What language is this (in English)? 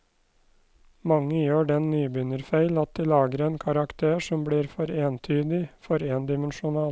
Norwegian